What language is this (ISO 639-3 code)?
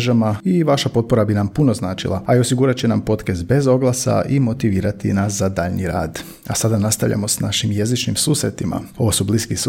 hrv